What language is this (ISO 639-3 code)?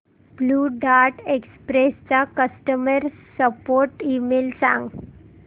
mar